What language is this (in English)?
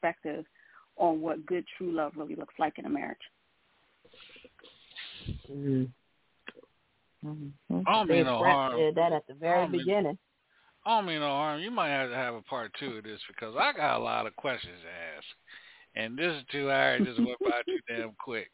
English